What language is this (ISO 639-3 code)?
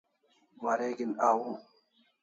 kls